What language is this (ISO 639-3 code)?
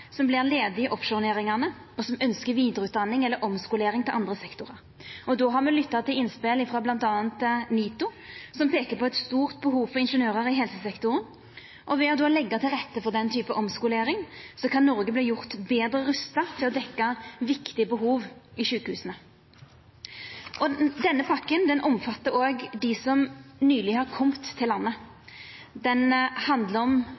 nno